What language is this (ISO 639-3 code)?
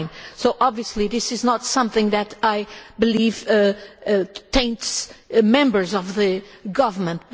eng